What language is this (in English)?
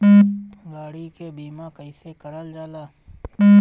Bhojpuri